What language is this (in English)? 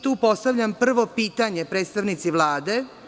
Serbian